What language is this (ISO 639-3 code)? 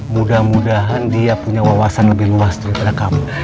ind